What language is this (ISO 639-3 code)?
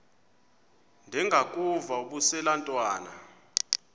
xho